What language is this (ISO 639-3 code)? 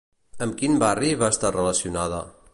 cat